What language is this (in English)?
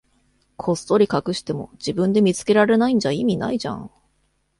Japanese